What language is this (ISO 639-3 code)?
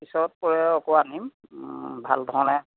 asm